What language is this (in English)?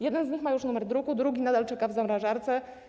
Polish